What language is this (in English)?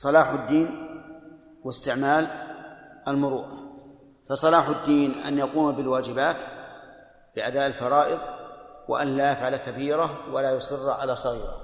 Arabic